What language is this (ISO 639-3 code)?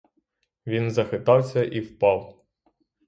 ukr